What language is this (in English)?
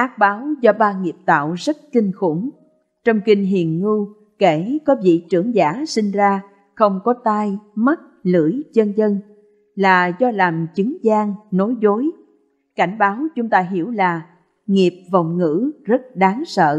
Vietnamese